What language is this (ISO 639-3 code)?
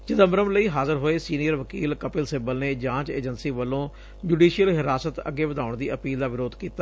pan